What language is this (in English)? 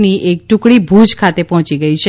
Gujarati